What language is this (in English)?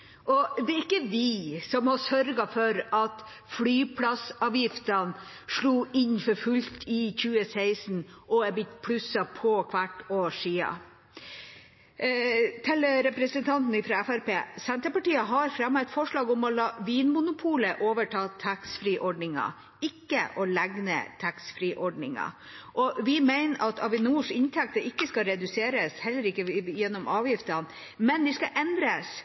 Norwegian Bokmål